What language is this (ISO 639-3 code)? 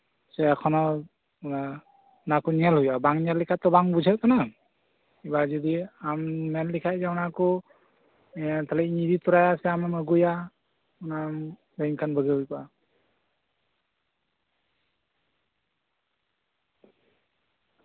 sat